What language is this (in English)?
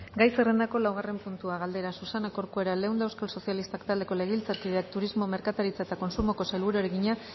Basque